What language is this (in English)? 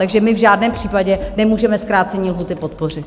Czech